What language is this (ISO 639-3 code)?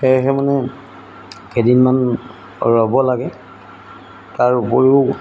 asm